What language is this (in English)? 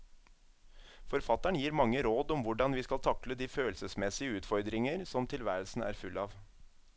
Norwegian